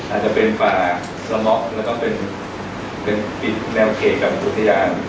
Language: Thai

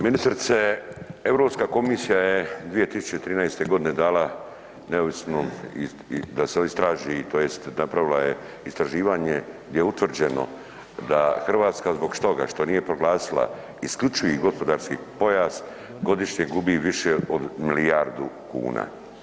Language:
Croatian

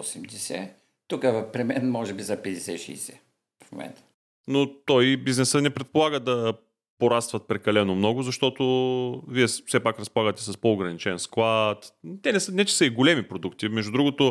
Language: Bulgarian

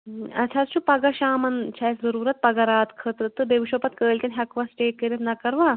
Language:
Kashmiri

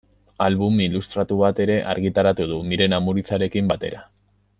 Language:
Basque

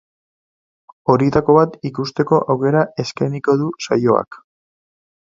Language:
Basque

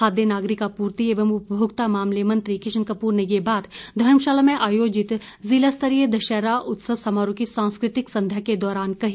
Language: Hindi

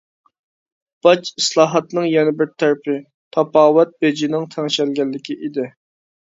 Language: Uyghur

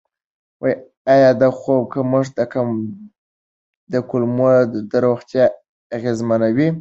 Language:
Pashto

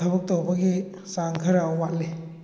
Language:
Manipuri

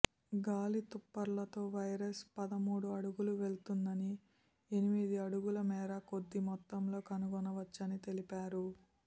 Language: Telugu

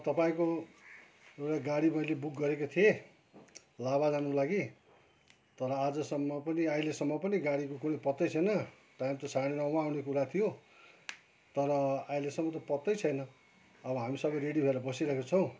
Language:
Nepali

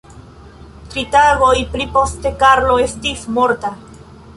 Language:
Esperanto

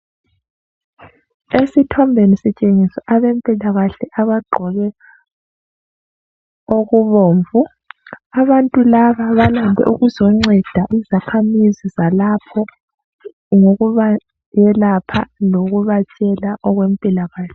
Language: North Ndebele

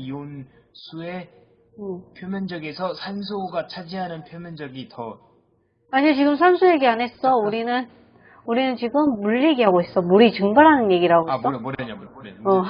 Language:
Korean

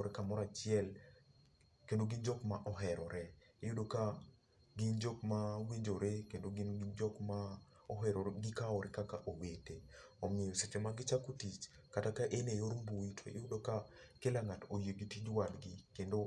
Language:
Luo (Kenya and Tanzania)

